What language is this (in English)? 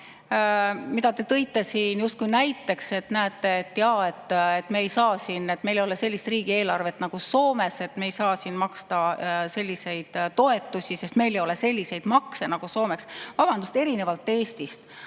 Estonian